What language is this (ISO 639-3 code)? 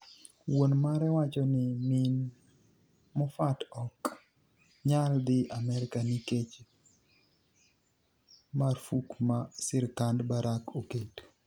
luo